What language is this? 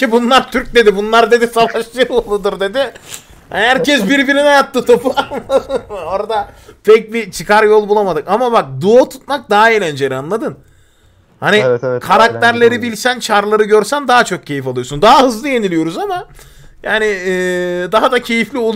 Turkish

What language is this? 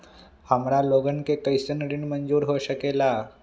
Magahi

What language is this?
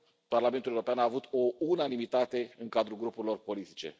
Romanian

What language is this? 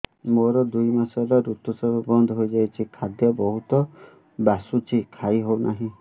Odia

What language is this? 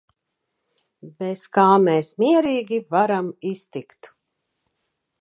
Latvian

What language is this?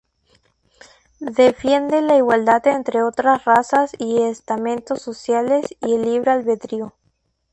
Spanish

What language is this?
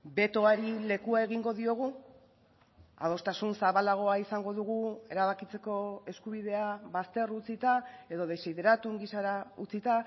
Basque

